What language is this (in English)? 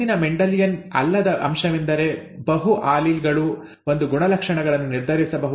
Kannada